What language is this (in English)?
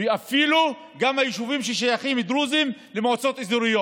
Hebrew